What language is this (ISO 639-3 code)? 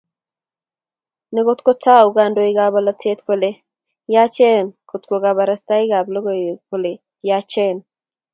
kln